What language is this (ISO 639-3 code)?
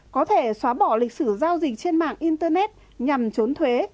vie